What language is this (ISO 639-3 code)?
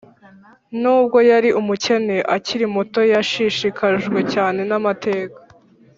kin